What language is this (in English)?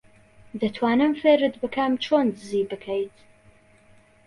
Central Kurdish